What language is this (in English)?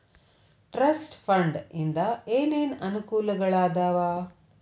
Kannada